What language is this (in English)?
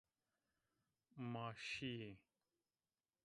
Zaza